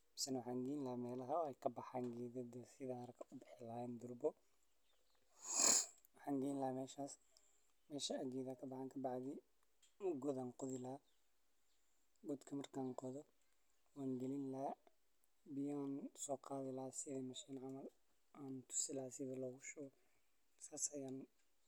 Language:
Somali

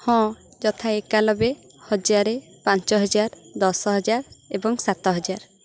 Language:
Odia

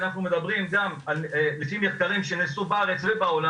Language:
Hebrew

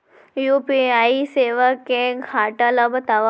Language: Chhattisgarhi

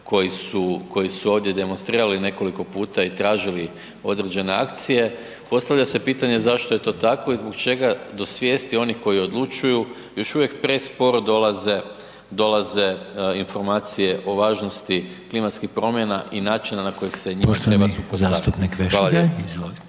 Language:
Croatian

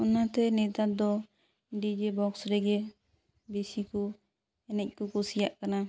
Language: Santali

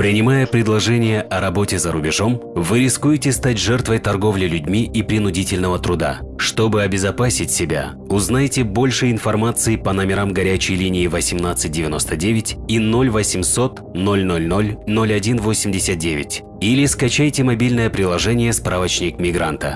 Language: Russian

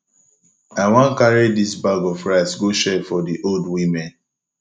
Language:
Nigerian Pidgin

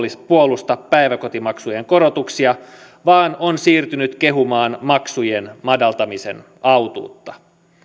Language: Finnish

